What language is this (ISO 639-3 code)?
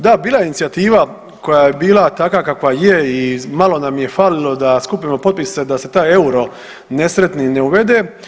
hrv